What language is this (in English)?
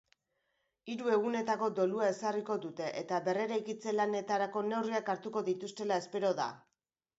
Basque